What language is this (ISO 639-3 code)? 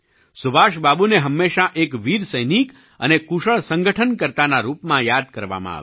guj